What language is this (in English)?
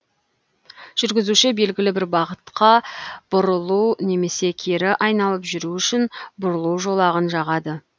Kazakh